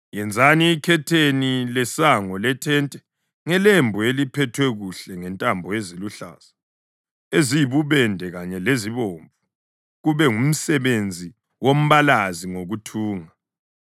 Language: North Ndebele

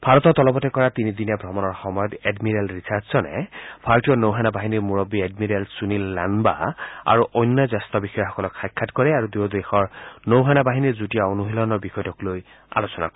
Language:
Assamese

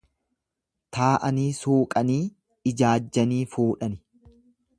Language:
Oromo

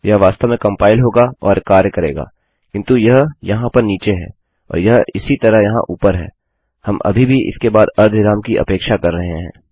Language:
Hindi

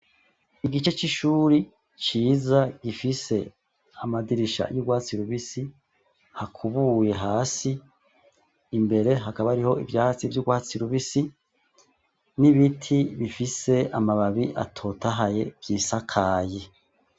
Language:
Rundi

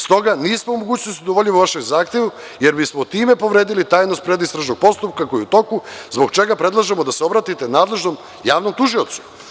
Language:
Serbian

